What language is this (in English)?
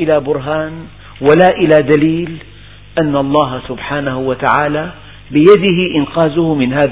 Arabic